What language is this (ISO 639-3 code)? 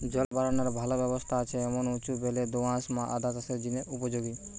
ben